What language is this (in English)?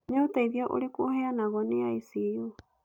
Kikuyu